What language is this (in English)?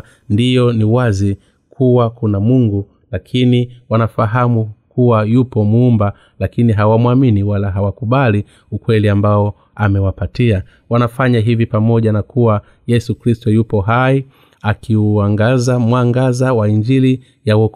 Swahili